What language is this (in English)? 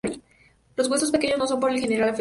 Spanish